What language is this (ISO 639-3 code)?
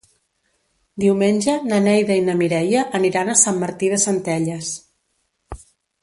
cat